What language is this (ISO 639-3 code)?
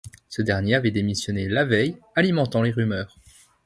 fra